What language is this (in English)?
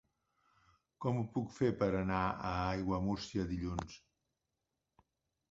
Catalan